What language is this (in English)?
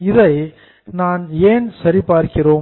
Tamil